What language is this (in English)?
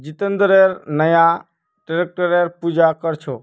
Magahi